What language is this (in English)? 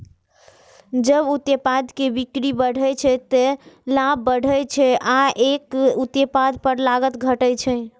Maithili